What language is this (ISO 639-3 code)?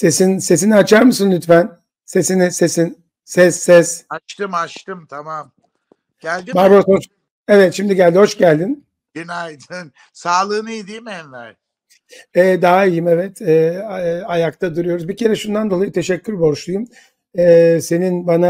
tur